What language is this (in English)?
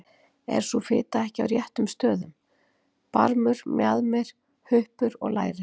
Icelandic